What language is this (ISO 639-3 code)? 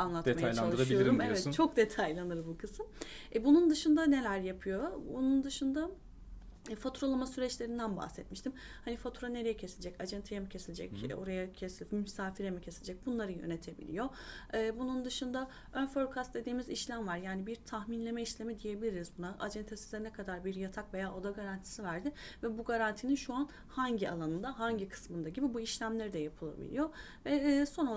tur